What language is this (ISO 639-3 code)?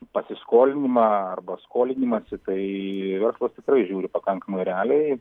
lit